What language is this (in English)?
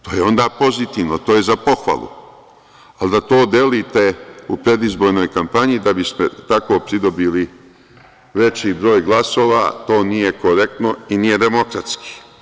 Serbian